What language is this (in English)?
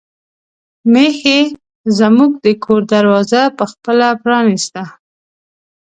Pashto